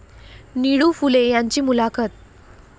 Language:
Marathi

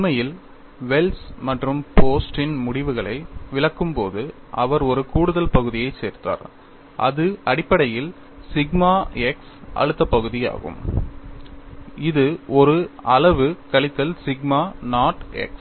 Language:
Tamil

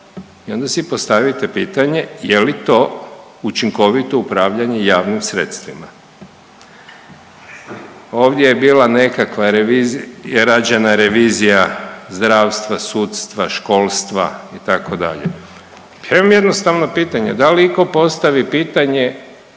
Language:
Croatian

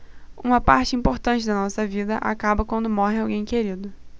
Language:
Portuguese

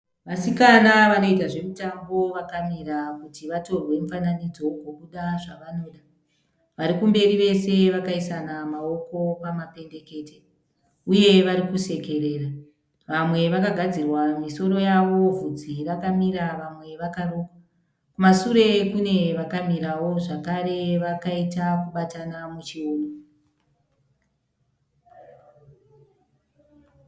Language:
Shona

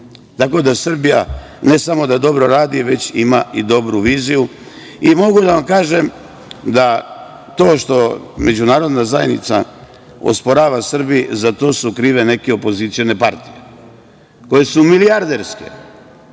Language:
Serbian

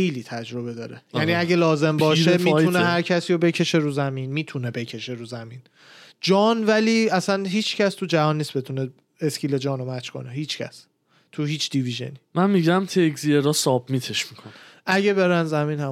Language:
Persian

